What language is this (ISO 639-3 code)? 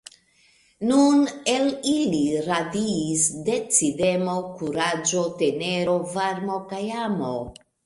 epo